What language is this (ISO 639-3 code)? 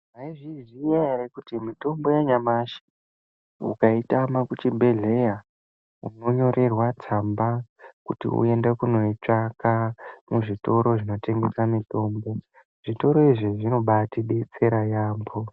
ndc